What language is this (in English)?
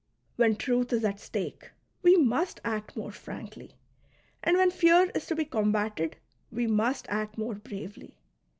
English